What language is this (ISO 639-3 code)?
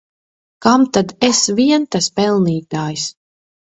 lav